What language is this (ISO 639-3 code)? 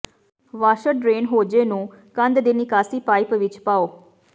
pan